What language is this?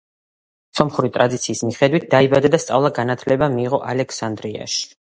Georgian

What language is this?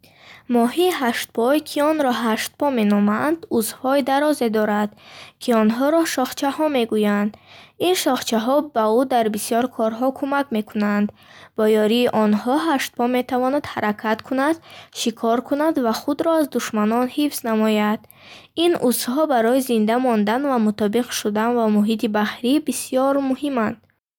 Bukharic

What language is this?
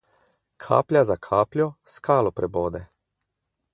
Slovenian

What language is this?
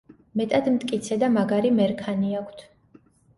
Georgian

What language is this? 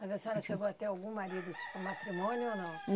Portuguese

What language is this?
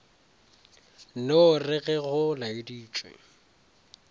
Northern Sotho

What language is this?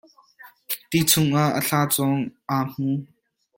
Hakha Chin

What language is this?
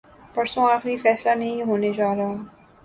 Urdu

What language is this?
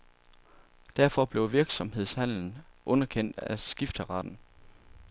Danish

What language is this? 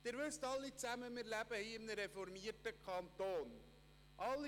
Swiss German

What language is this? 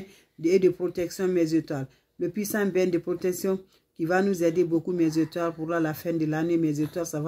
French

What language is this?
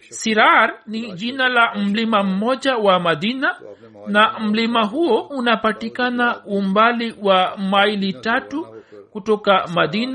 Swahili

